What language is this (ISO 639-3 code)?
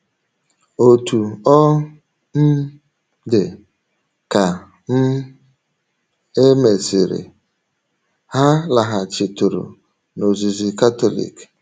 ibo